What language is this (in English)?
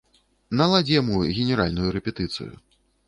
Belarusian